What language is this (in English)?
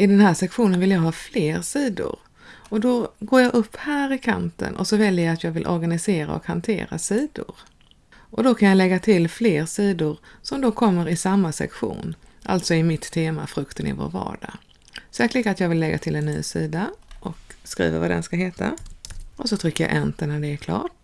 Swedish